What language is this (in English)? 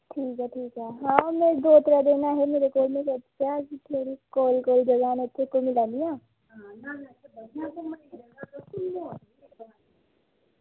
Dogri